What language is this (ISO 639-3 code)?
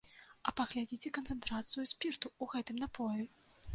bel